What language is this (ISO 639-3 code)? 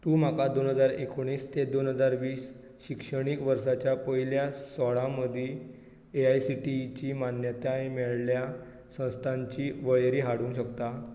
kok